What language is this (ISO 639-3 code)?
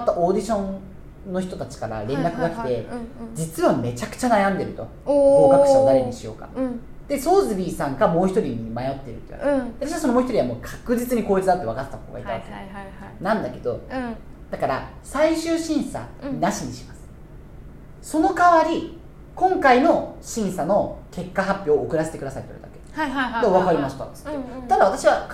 jpn